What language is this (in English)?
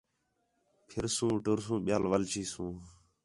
Khetrani